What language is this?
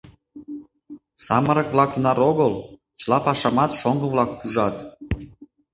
Mari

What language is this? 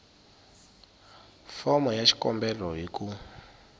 Tsonga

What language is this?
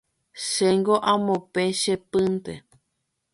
Guarani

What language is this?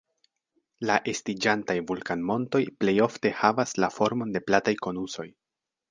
Esperanto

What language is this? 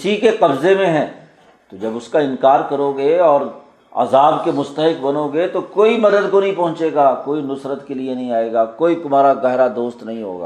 Urdu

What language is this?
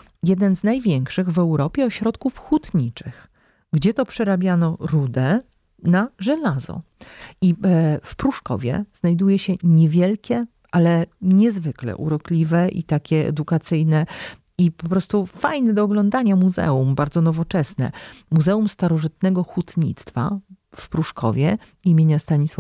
Polish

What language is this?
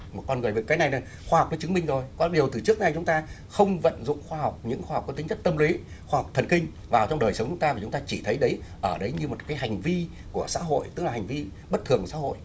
Vietnamese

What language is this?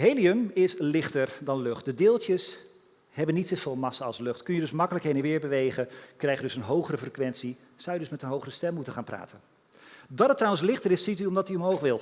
Dutch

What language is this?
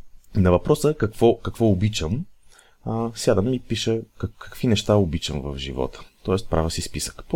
Bulgarian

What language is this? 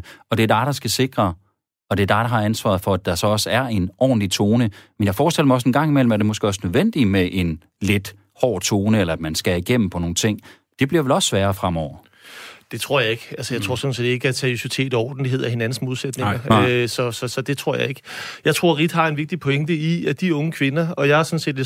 Danish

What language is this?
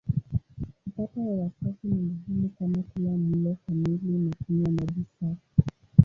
Swahili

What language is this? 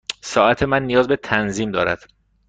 Persian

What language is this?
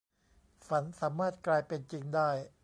Thai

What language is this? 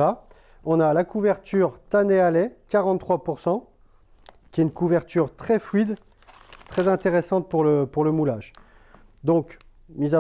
French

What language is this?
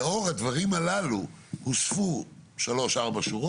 Hebrew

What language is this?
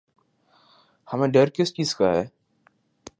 Urdu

